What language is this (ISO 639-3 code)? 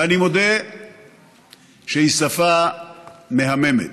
heb